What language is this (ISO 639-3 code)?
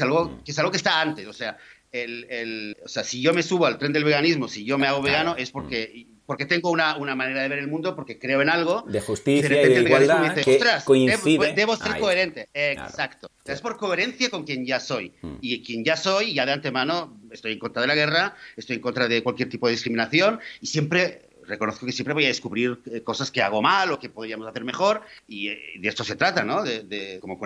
spa